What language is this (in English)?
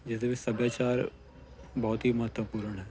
Punjabi